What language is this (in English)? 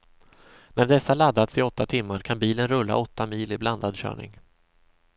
Swedish